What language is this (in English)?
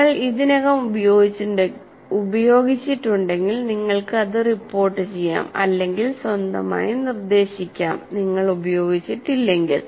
Malayalam